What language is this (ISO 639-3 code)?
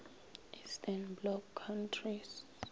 nso